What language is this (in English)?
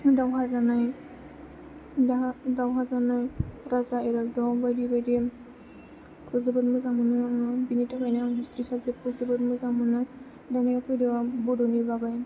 Bodo